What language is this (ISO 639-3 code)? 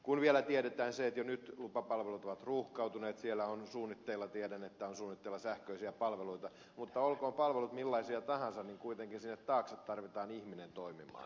fin